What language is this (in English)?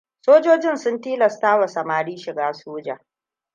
Hausa